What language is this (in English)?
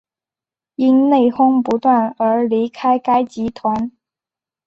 Chinese